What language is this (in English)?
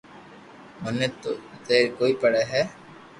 Loarki